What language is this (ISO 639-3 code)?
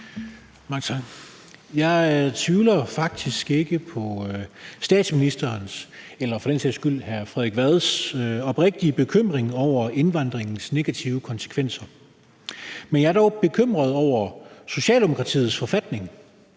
dan